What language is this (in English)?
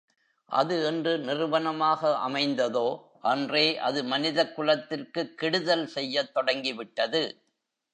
Tamil